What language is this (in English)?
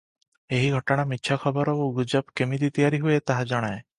Odia